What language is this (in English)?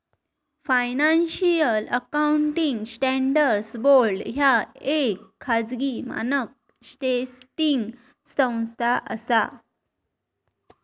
Marathi